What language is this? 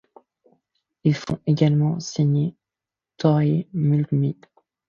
French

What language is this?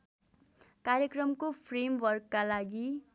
Nepali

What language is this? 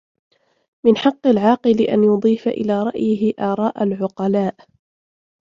Arabic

